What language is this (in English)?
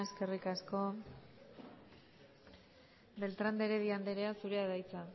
Basque